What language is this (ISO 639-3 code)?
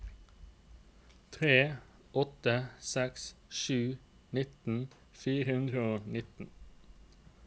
nor